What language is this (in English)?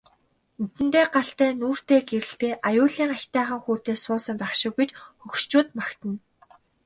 Mongolian